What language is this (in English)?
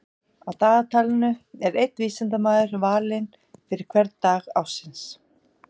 Icelandic